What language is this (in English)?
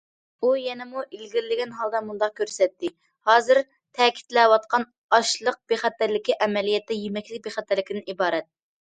Uyghur